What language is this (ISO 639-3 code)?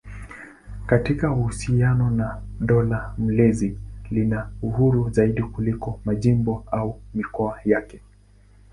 swa